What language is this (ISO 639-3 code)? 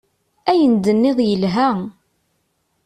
kab